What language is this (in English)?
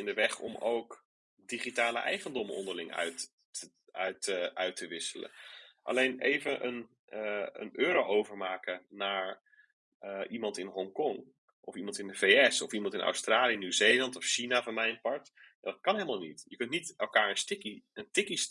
Dutch